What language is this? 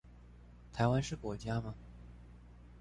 Chinese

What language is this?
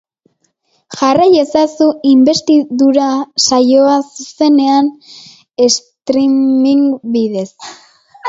Basque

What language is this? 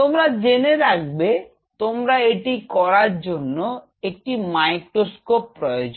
Bangla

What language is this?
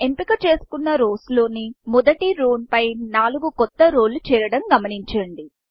Telugu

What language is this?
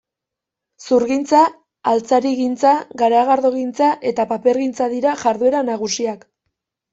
Basque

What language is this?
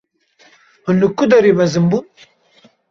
Kurdish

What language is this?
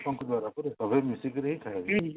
Odia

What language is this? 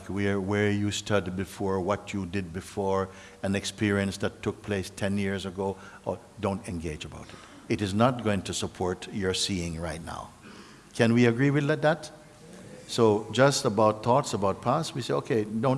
English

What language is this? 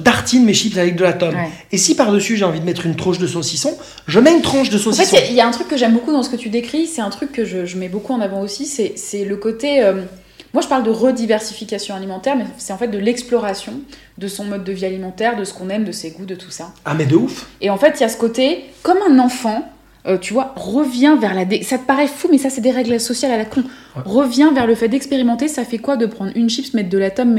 French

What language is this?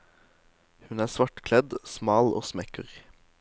Norwegian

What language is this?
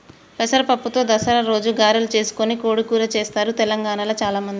Telugu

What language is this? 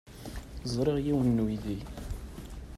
Kabyle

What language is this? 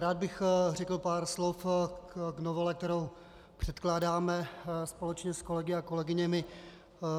Czech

